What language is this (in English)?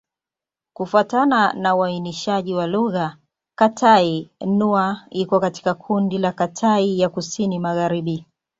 Swahili